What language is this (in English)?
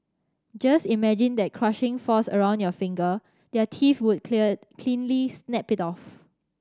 English